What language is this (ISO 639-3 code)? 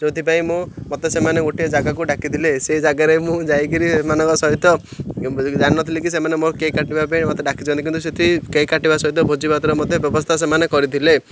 ori